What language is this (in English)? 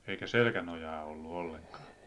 Finnish